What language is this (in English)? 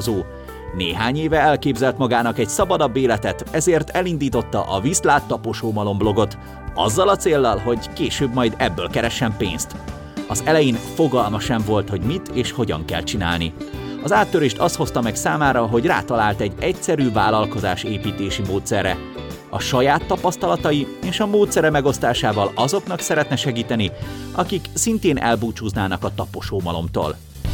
Hungarian